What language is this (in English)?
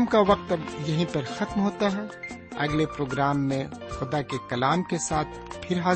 Urdu